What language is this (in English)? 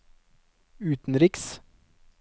Norwegian